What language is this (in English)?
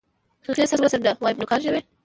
Pashto